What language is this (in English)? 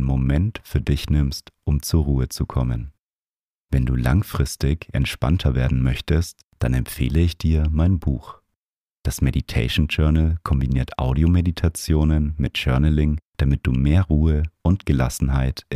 German